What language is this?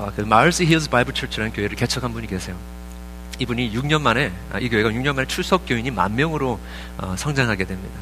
Korean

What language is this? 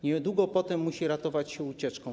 Polish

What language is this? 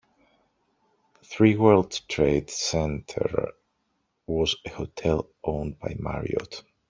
English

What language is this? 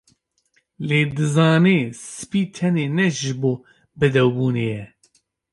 Kurdish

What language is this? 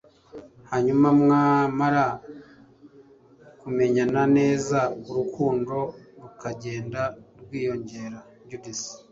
Kinyarwanda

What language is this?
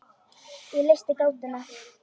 Icelandic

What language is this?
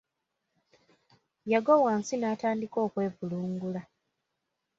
Ganda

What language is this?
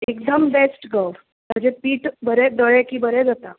Konkani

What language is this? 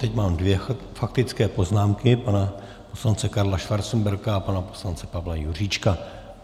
Czech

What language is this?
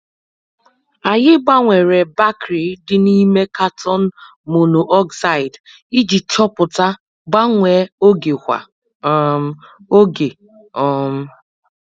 Igbo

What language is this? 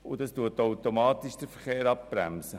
Swiss German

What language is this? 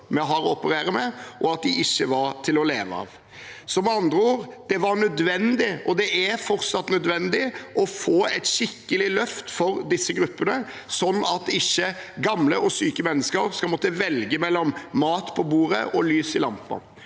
Norwegian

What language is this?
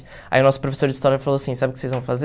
Portuguese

